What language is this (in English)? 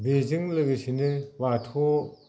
Bodo